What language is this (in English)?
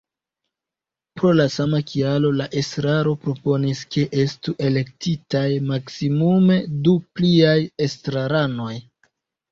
Esperanto